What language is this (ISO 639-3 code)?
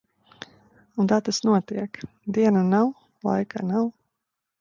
lav